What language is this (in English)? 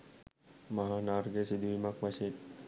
Sinhala